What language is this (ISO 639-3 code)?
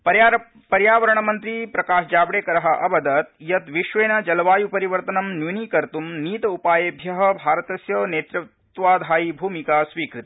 san